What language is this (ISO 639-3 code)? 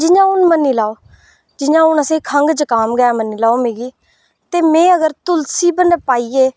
doi